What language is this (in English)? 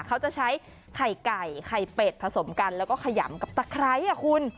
Thai